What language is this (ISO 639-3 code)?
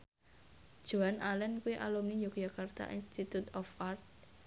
jav